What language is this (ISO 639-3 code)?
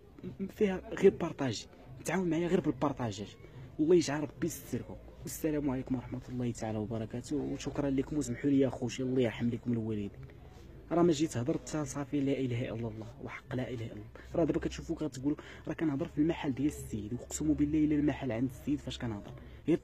ara